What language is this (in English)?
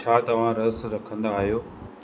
Sindhi